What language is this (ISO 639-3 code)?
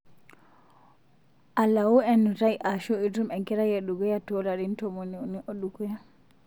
mas